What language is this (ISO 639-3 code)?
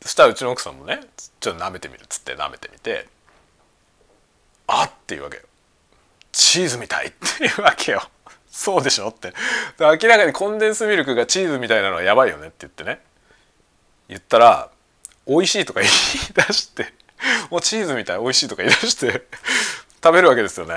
jpn